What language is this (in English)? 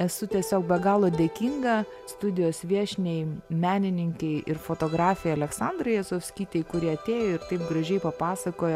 Lithuanian